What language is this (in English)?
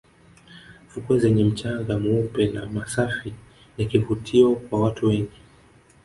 Swahili